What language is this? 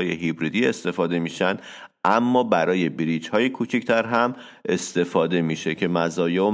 Persian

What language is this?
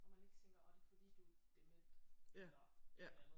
Danish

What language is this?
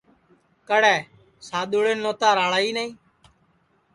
Sansi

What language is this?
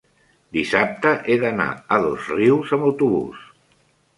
Catalan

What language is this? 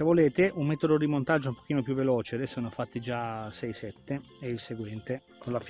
Italian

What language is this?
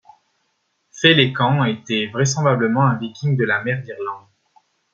French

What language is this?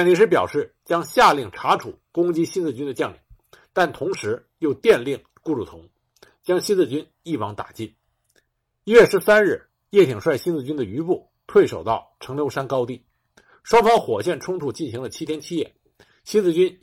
Chinese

